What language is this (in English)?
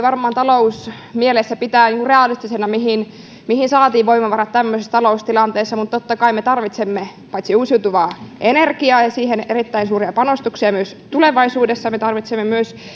Finnish